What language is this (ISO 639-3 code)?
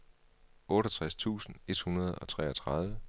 dan